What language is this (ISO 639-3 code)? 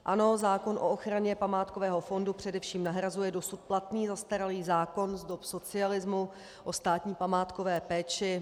ces